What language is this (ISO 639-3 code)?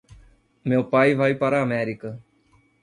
por